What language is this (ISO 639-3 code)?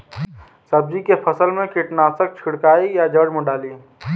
bho